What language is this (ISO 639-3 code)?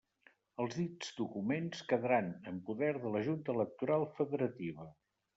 cat